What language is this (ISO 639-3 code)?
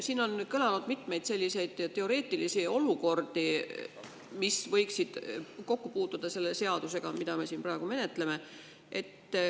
est